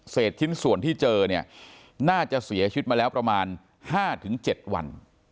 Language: Thai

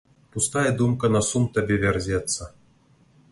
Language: Belarusian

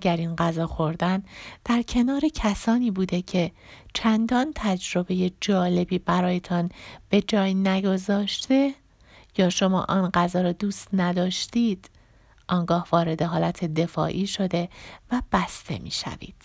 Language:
Persian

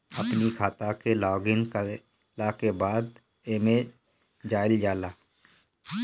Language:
Bhojpuri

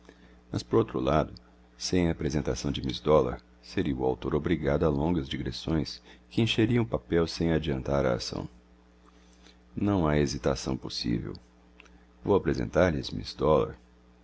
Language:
Portuguese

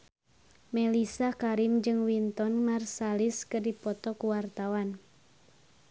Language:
Sundanese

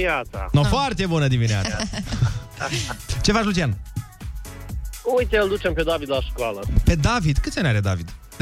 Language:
Romanian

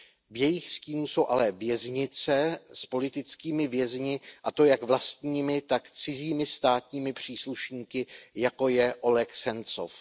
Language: Czech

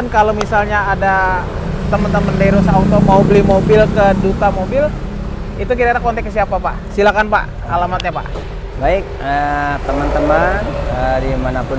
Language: Indonesian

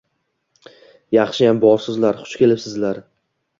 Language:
Uzbek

